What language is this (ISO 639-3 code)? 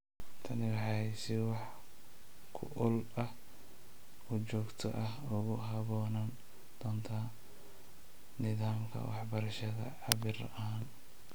som